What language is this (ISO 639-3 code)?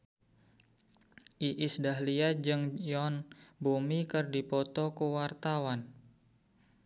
sun